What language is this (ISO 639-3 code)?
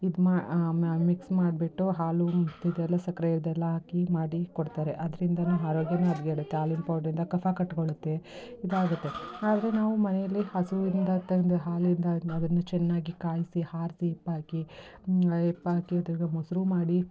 kan